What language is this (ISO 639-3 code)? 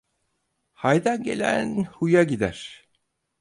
tur